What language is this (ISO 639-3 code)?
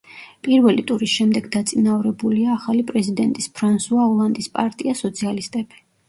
kat